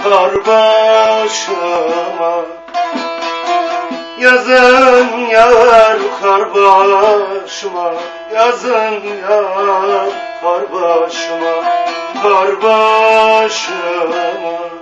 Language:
Turkish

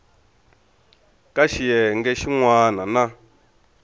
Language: Tsonga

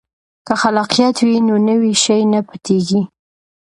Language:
Pashto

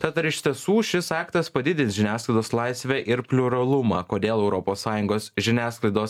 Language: Lithuanian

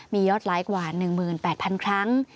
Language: Thai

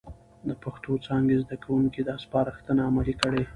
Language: Pashto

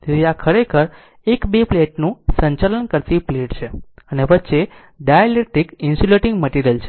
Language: Gujarati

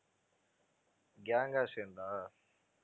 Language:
Tamil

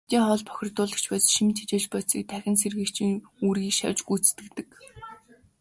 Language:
Mongolian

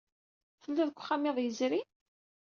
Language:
Kabyle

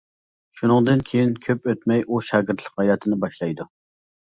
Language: Uyghur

